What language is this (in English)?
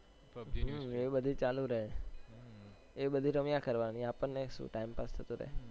Gujarati